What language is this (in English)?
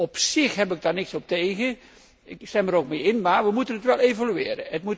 Dutch